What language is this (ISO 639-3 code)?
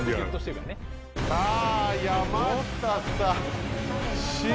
jpn